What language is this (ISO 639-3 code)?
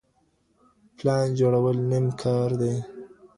pus